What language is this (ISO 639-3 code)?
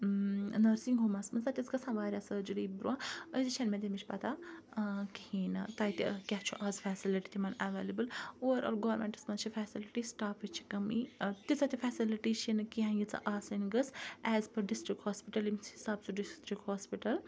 kas